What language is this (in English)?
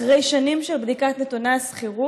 Hebrew